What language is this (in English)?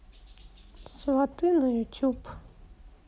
Russian